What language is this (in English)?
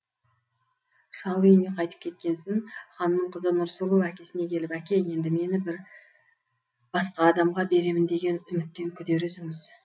Kazakh